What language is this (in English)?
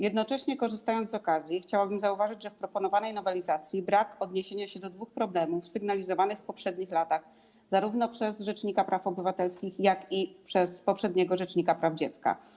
Polish